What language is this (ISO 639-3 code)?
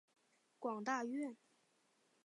zho